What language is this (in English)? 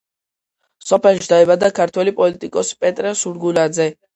Georgian